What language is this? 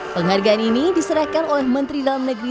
Indonesian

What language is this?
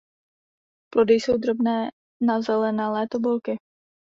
Czech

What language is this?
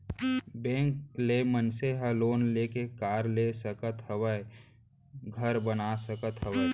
Chhattisgarhi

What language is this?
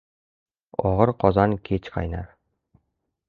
Uzbek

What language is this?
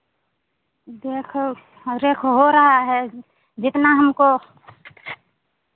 Hindi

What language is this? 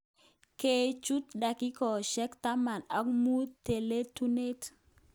Kalenjin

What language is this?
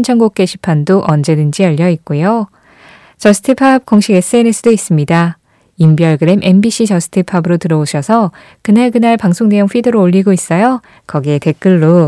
Korean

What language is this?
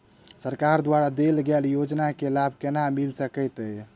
Maithili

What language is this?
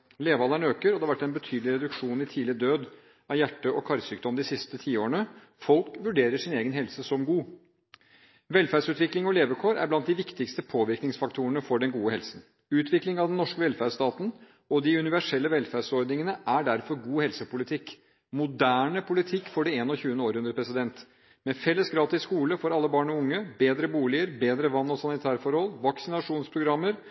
Norwegian Bokmål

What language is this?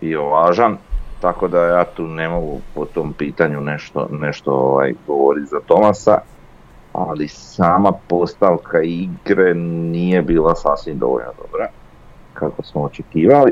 Croatian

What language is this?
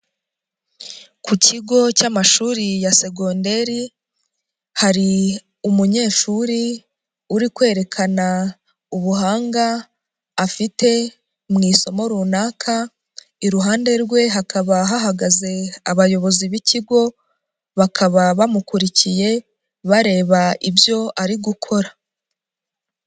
Kinyarwanda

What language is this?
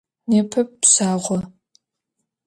Adyghe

